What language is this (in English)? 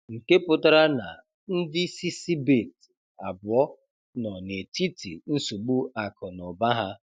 Igbo